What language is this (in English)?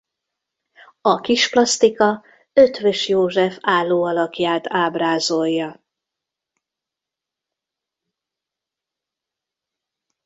Hungarian